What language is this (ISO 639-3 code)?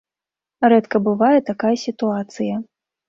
bel